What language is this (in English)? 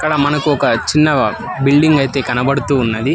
Telugu